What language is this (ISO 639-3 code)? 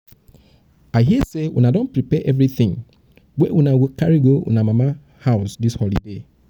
pcm